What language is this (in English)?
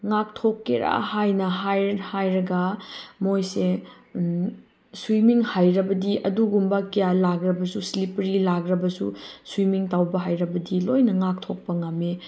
Manipuri